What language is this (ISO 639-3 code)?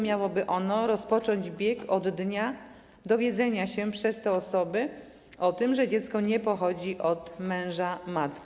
pol